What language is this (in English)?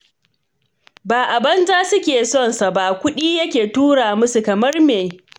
Hausa